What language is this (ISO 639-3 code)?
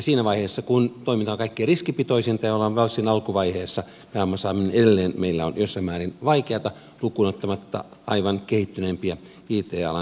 fin